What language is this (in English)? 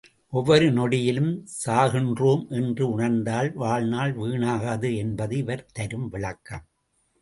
Tamil